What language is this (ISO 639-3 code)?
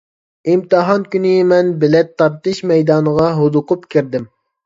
uig